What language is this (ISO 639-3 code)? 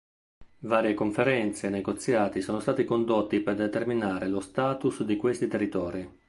ita